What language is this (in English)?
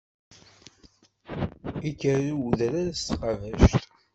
Kabyle